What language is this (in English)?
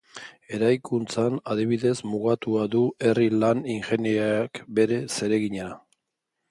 Basque